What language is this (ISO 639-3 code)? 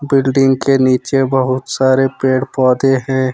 hin